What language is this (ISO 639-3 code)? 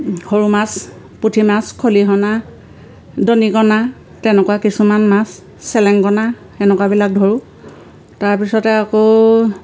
asm